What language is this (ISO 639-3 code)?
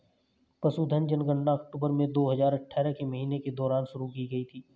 hin